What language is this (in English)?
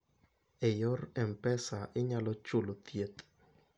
Luo (Kenya and Tanzania)